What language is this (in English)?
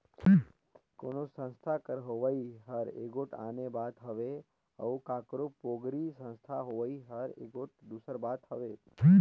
Chhattisgarhi